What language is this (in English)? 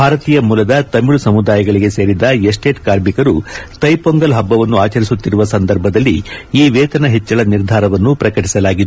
Kannada